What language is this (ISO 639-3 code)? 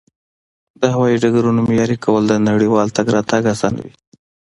pus